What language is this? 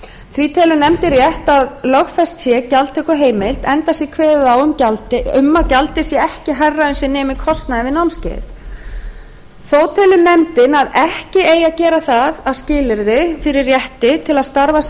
Icelandic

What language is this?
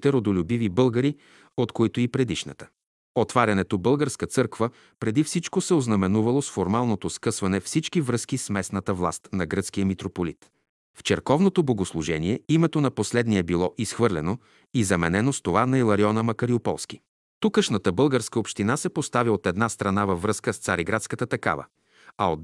Bulgarian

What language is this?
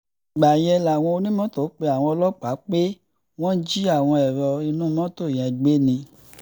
Yoruba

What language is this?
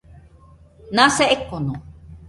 Nüpode Huitoto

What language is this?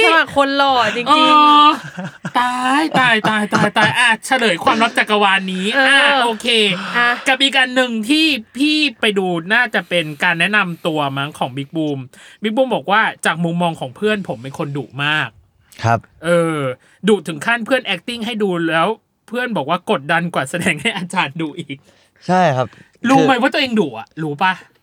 Thai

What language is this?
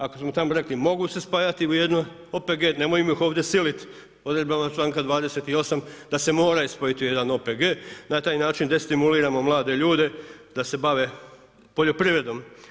Croatian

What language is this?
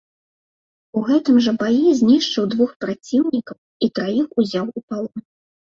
Belarusian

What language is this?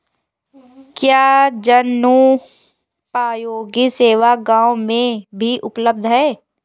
Hindi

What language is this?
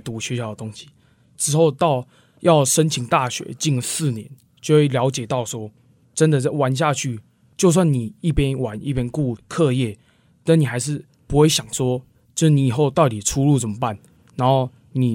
Chinese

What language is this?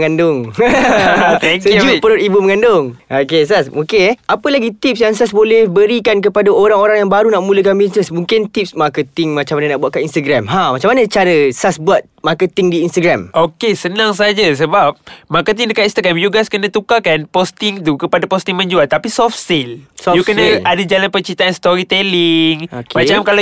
Malay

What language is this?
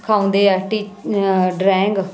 Punjabi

